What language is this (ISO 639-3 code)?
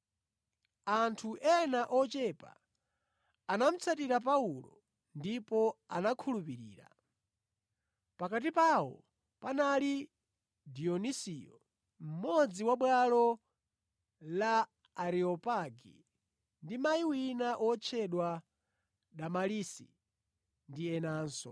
nya